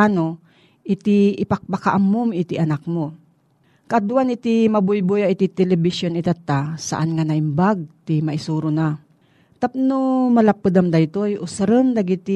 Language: Filipino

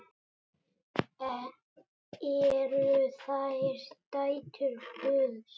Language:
Icelandic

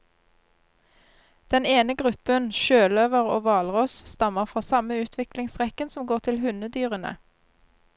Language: Norwegian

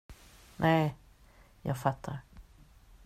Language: Swedish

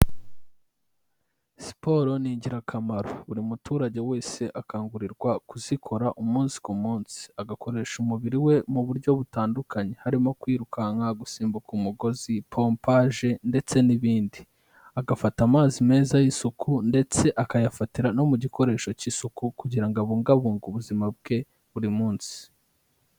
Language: Kinyarwanda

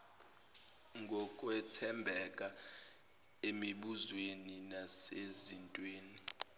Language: Zulu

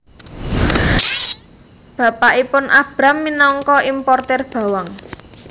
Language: Javanese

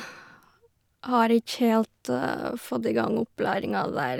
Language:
Norwegian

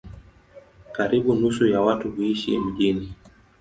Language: Swahili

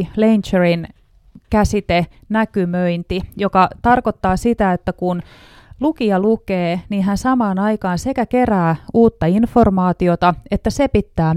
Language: Finnish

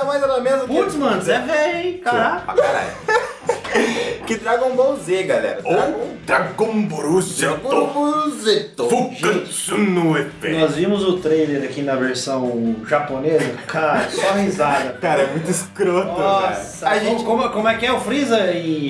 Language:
Portuguese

